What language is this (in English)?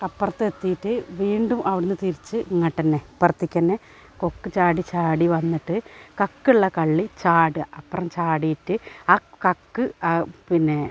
Malayalam